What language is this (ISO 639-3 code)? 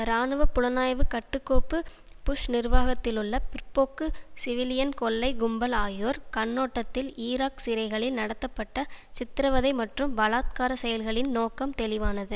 tam